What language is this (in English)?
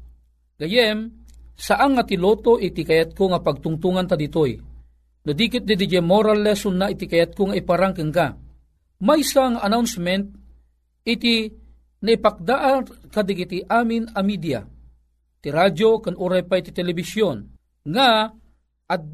Filipino